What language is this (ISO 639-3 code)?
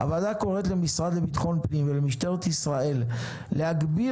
heb